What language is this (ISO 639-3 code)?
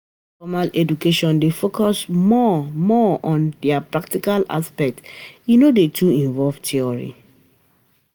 pcm